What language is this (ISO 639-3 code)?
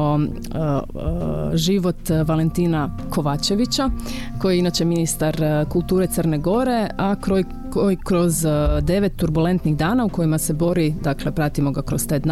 hrv